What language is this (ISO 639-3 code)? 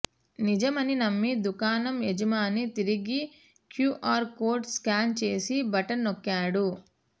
tel